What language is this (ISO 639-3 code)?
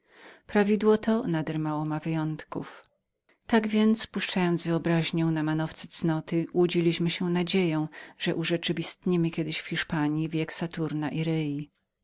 pol